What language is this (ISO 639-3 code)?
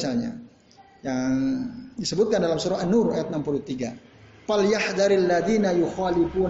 ind